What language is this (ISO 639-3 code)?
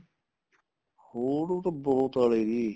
pan